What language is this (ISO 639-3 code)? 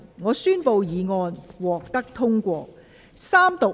yue